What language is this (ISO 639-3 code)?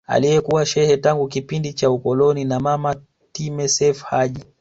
swa